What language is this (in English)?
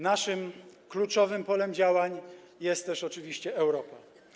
Polish